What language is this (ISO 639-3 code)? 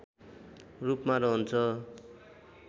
nep